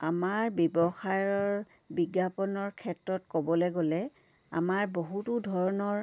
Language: Assamese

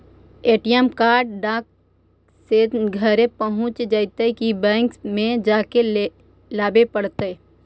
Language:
Magahi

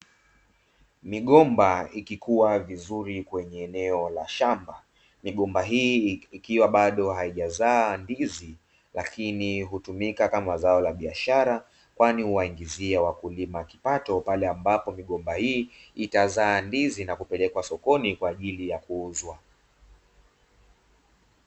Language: Swahili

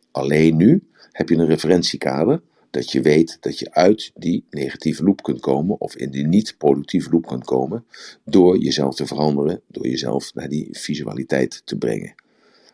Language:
Dutch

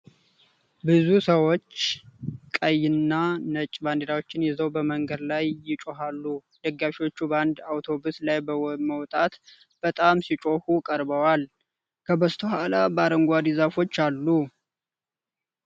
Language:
Amharic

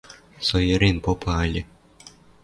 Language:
Western Mari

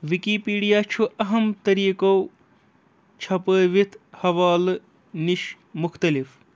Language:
Kashmiri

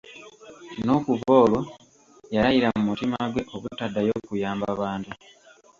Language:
Ganda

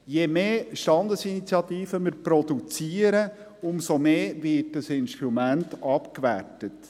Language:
Swiss German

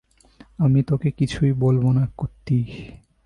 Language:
Bangla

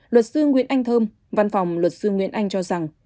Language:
Vietnamese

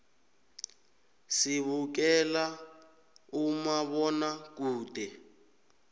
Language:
South Ndebele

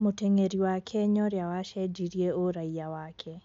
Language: Kikuyu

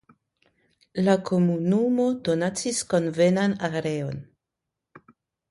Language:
Esperanto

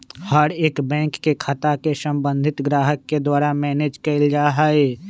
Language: Magahi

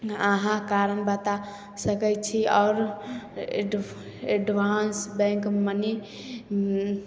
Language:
Maithili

